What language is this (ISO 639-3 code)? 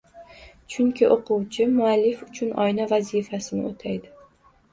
uzb